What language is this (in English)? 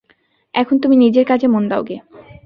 Bangla